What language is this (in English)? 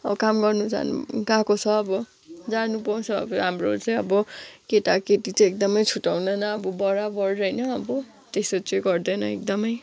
Nepali